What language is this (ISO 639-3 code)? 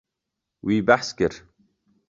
kur